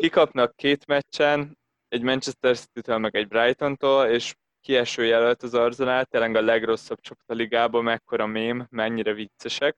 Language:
Hungarian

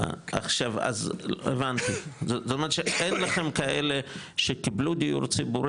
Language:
Hebrew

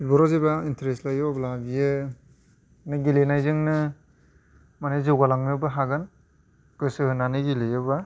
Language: Bodo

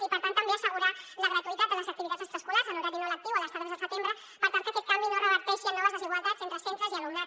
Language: Catalan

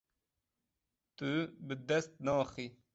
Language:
Kurdish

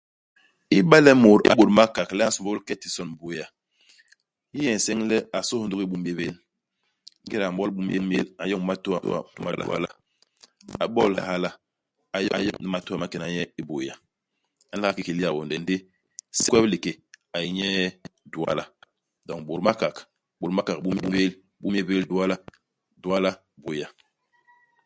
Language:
Basaa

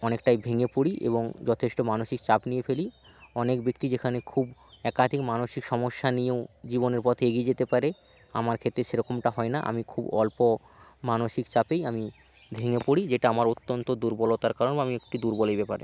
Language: Bangla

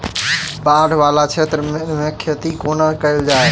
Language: Maithili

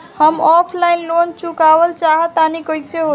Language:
Bhojpuri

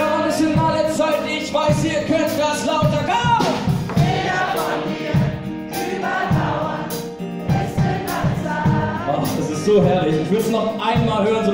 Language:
German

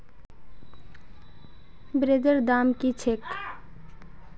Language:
Magahi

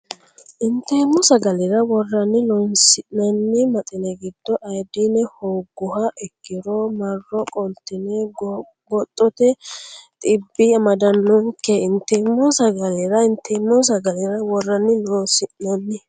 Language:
Sidamo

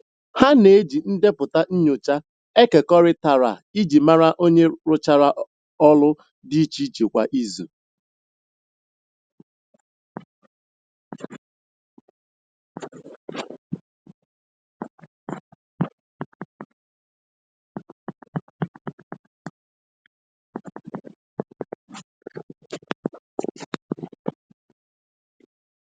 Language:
Igbo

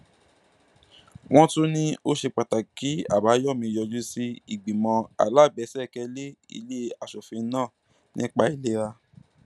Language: Yoruba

